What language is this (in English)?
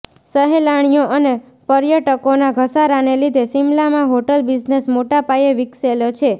Gujarati